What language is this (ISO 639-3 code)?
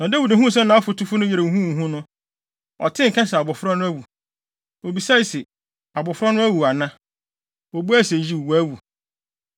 aka